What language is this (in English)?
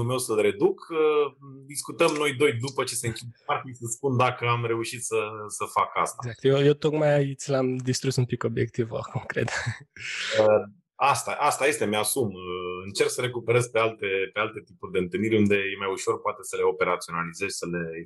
Romanian